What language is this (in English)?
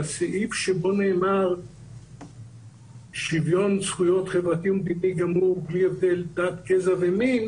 Hebrew